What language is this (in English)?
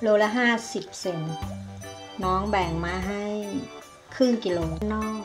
Thai